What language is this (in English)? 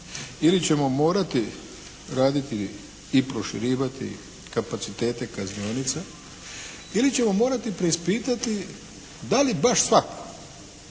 Croatian